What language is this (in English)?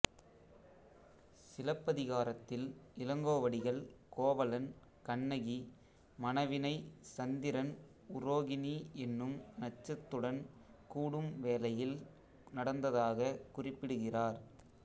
Tamil